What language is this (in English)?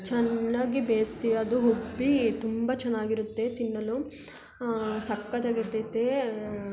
Kannada